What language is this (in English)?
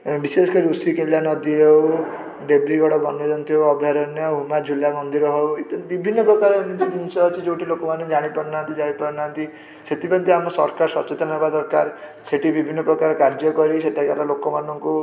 Odia